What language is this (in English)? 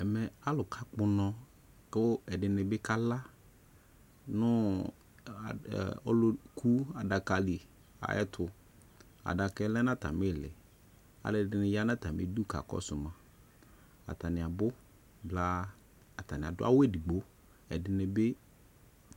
Ikposo